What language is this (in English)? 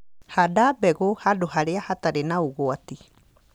Kikuyu